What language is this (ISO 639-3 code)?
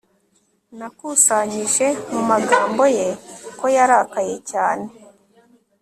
kin